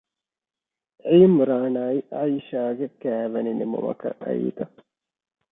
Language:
Divehi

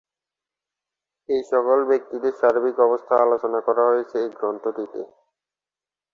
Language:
Bangla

